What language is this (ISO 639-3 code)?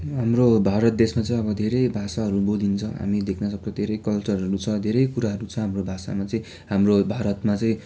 nep